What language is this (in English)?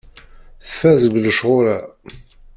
Kabyle